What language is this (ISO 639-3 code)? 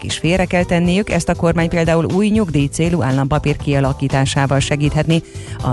hun